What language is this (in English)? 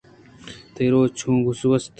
Eastern Balochi